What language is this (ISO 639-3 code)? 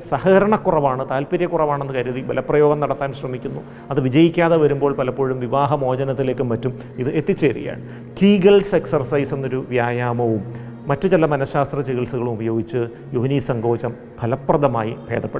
mal